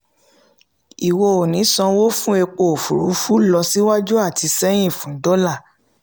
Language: Yoruba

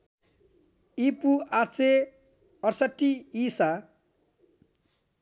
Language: Nepali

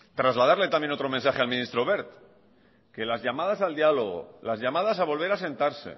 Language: Spanish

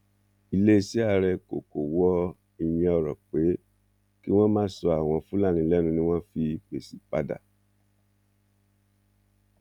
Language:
Yoruba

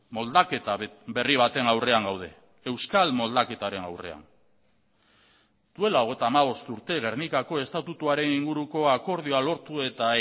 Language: Basque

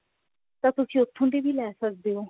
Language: Punjabi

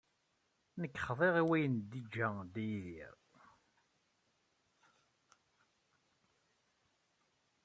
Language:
Kabyle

